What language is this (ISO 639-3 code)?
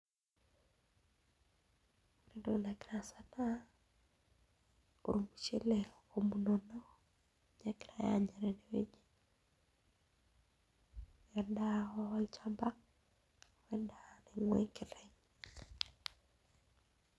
mas